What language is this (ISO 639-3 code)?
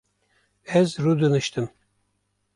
kur